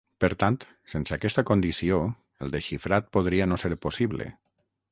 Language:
Catalan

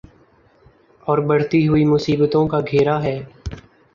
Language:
Urdu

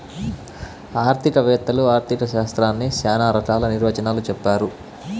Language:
Telugu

